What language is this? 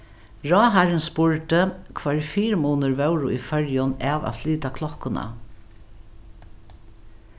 Faroese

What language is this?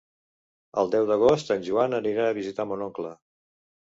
Catalan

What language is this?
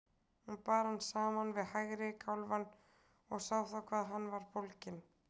Icelandic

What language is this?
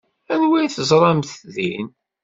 Kabyle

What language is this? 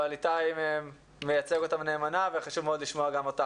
Hebrew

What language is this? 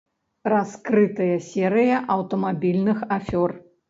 Belarusian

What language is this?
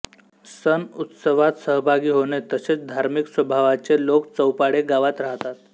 Marathi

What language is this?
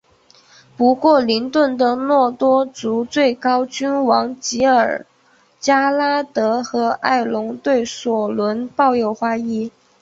Chinese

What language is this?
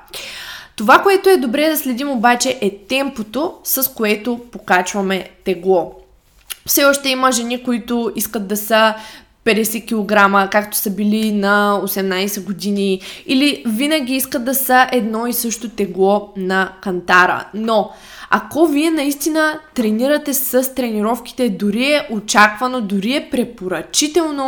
Bulgarian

